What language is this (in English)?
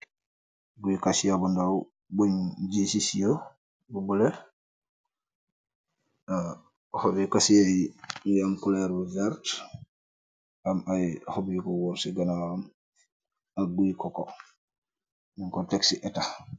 Wolof